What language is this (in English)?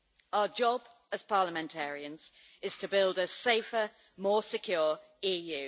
English